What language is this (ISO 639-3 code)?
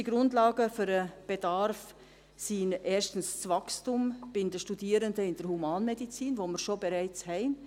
gsw